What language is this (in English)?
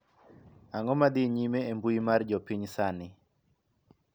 Luo (Kenya and Tanzania)